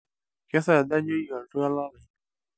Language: Masai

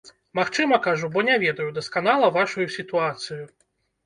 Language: Belarusian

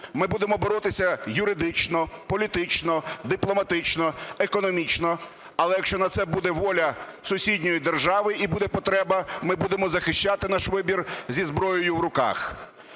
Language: Ukrainian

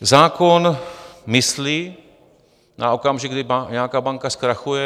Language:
Czech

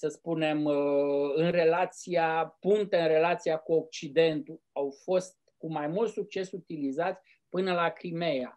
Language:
Romanian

